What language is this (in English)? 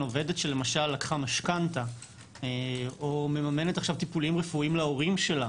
Hebrew